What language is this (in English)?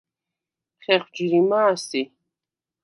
Svan